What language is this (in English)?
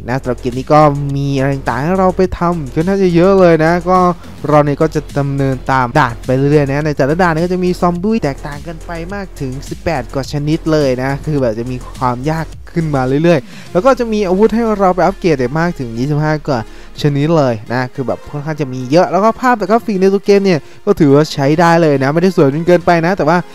Thai